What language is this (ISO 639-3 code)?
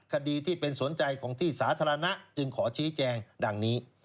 tha